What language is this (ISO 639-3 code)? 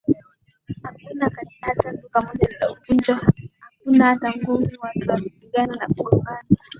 swa